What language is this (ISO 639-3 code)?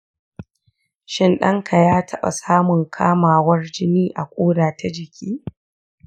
hau